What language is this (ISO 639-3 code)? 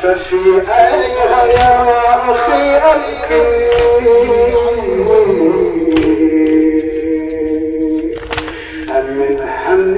ara